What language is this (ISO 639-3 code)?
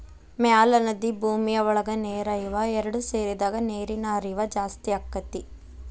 kan